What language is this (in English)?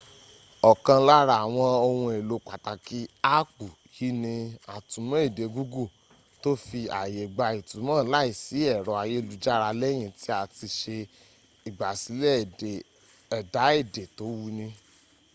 Yoruba